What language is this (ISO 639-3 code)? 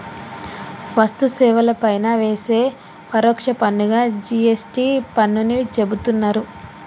tel